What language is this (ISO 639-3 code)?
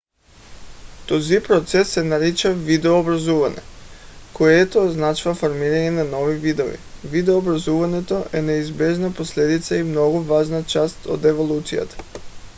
bul